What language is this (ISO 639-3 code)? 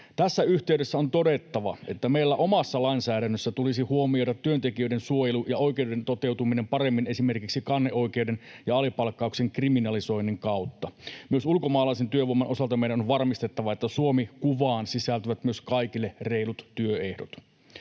fin